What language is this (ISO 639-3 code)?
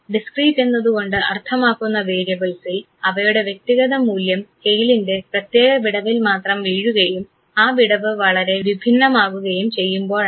mal